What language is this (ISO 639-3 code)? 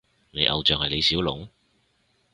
yue